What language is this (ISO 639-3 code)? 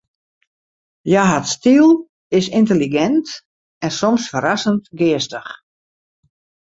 fry